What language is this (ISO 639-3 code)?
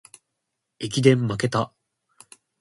jpn